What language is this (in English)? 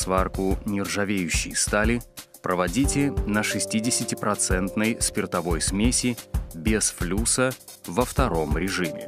Russian